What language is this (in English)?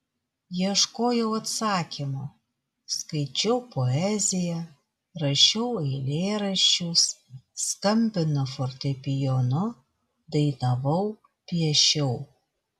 Lithuanian